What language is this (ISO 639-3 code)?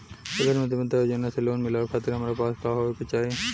bho